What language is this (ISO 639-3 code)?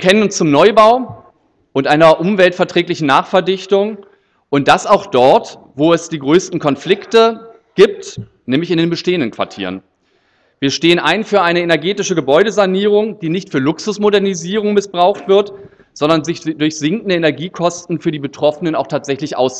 deu